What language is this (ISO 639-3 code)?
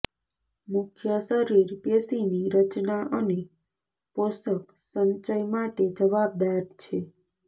guj